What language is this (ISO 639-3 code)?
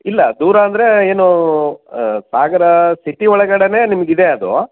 kan